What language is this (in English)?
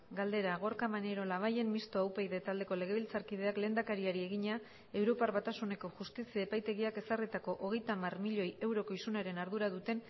Basque